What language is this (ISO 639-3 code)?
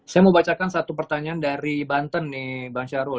ind